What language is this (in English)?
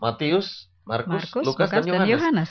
Indonesian